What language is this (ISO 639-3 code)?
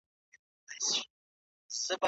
pus